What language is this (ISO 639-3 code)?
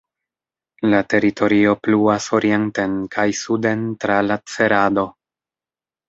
epo